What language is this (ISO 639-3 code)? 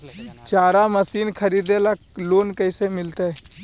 mag